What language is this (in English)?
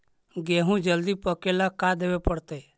Magahi